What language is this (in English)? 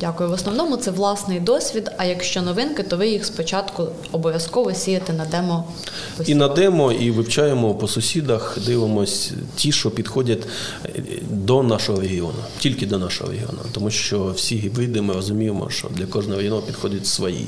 Ukrainian